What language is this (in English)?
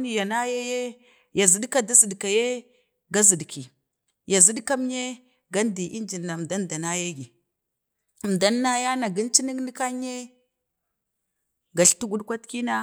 Bade